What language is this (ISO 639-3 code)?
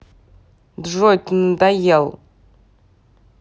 rus